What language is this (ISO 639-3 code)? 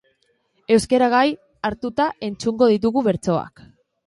eus